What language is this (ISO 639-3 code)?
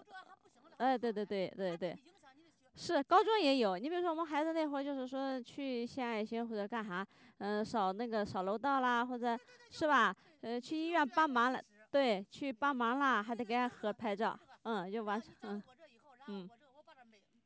zho